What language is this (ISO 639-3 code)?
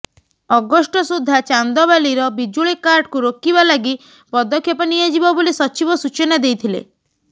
ori